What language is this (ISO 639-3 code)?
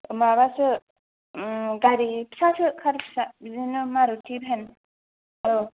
brx